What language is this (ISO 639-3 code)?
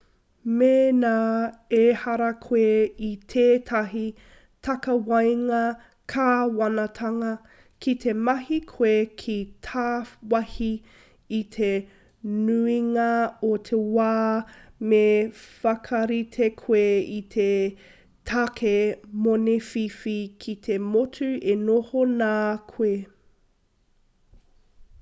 mri